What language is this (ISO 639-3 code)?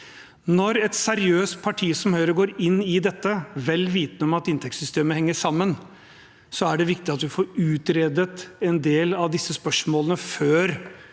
nor